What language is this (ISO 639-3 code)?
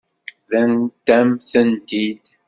kab